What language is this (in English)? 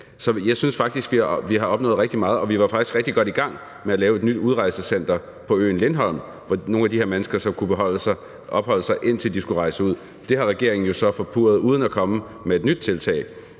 Danish